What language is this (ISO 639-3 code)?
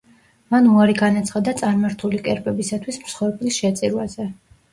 kat